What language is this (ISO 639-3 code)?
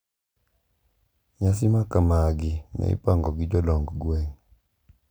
luo